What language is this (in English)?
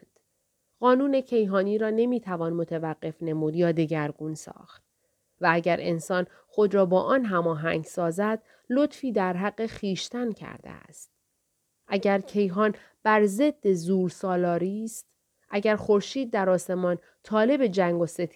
Persian